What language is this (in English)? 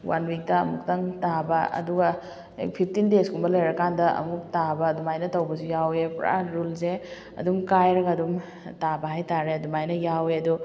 Manipuri